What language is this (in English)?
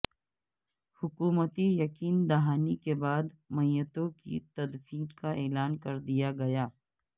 Urdu